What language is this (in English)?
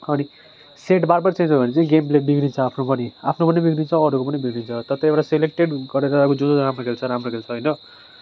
Nepali